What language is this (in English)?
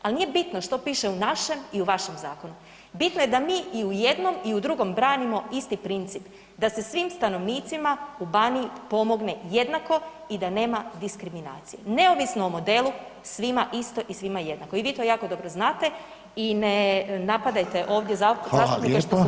Croatian